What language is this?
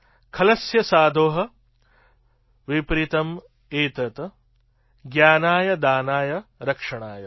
Gujarati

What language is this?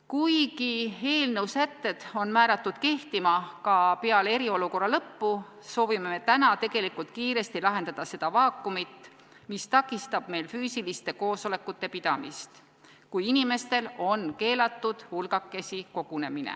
Estonian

